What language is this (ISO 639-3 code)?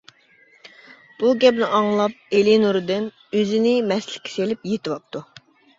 uig